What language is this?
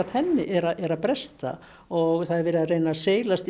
Icelandic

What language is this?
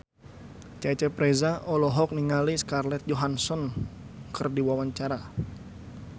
Sundanese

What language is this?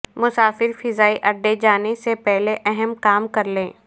Urdu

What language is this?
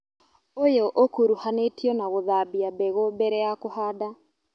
Kikuyu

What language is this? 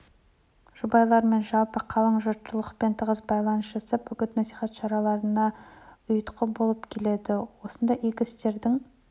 Kazakh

